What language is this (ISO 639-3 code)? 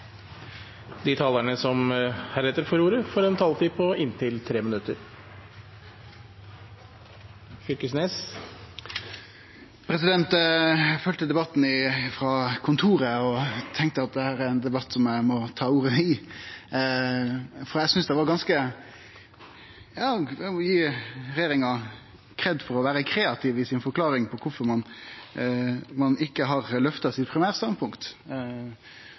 nor